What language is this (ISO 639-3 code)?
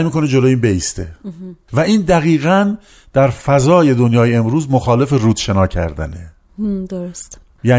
fas